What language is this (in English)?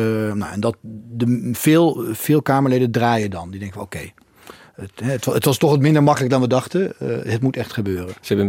Dutch